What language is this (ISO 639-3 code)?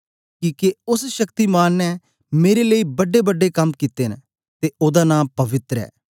doi